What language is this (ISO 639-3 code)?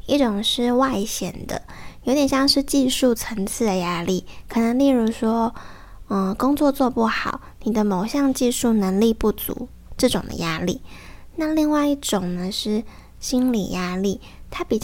zho